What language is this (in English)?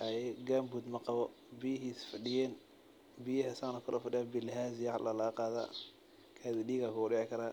Somali